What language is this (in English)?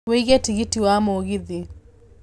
Kikuyu